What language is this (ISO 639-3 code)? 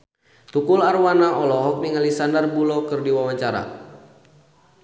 sun